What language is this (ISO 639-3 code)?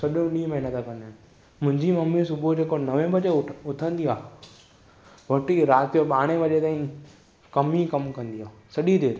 snd